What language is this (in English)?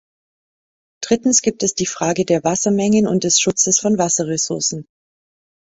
German